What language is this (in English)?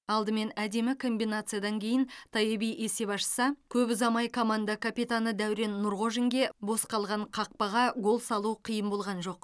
Kazakh